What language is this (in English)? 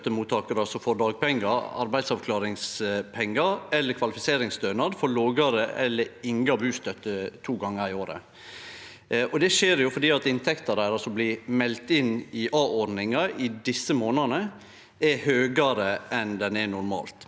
Norwegian